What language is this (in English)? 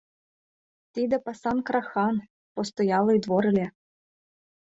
Mari